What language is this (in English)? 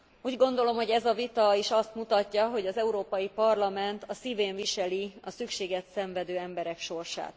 Hungarian